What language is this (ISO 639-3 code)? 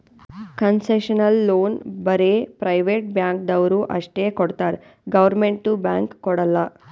kan